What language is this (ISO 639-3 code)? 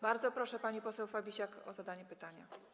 pol